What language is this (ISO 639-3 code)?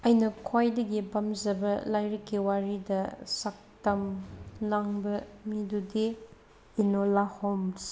mni